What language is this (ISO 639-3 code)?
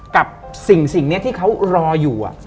tha